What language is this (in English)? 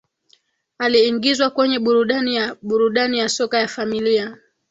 Swahili